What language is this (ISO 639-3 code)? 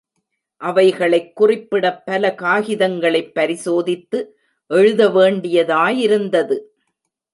tam